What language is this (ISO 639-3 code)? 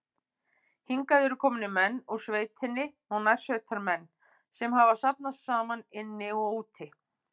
isl